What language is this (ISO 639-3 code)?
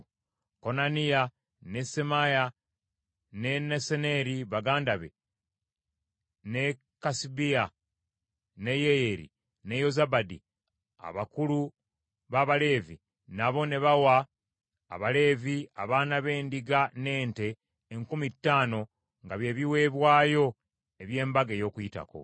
lug